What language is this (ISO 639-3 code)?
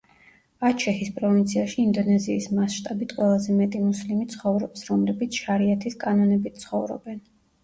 kat